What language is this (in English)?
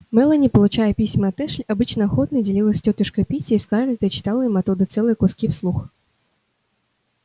Russian